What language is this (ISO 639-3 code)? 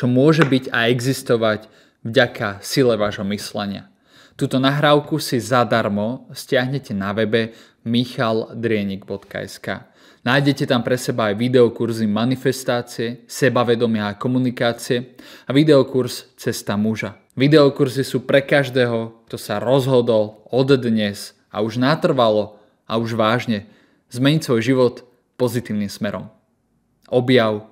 slk